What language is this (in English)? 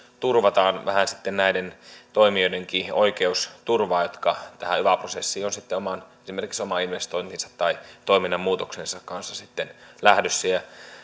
Finnish